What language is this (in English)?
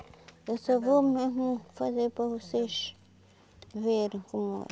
Portuguese